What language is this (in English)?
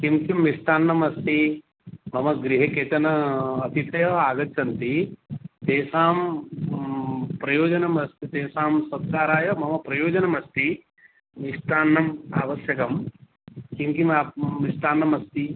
Sanskrit